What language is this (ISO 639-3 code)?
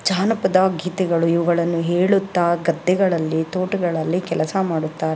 kan